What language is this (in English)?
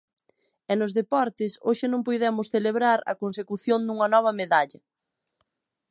Galician